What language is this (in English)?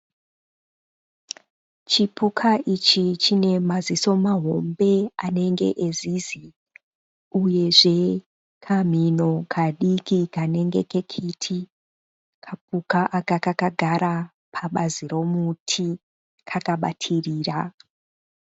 Shona